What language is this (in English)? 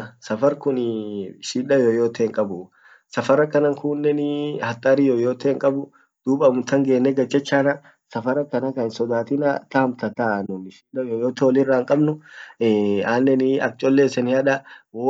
Orma